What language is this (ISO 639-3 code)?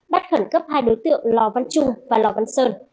vie